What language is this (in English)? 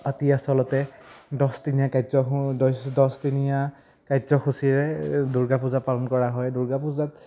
Assamese